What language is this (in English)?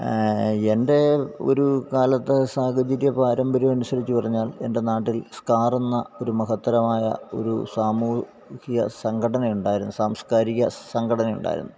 Malayalam